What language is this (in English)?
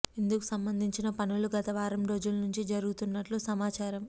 Telugu